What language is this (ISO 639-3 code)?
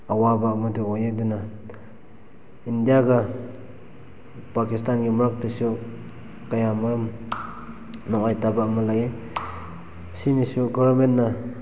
mni